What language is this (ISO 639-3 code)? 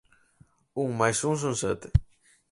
glg